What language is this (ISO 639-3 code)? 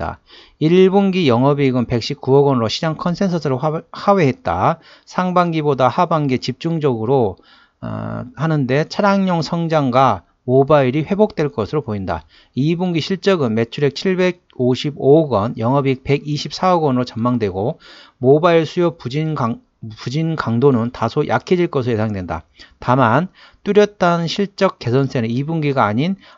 kor